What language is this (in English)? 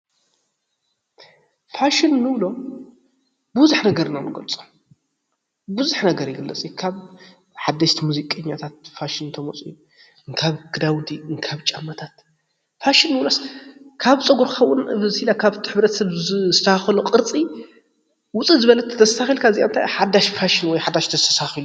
Tigrinya